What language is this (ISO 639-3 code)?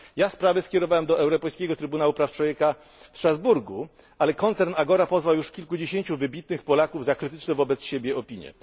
pol